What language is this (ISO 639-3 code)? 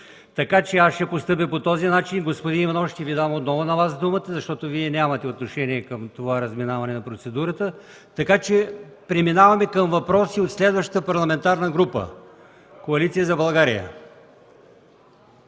bul